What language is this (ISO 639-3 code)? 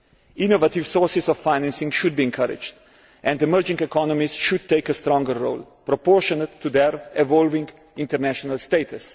eng